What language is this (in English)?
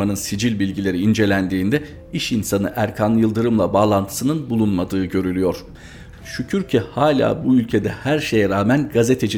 Turkish